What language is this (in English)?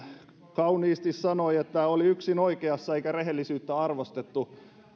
Finnish